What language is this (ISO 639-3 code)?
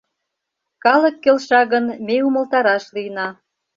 chm